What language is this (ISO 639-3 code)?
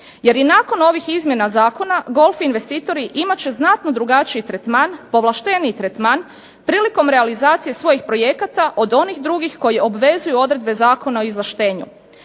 hrv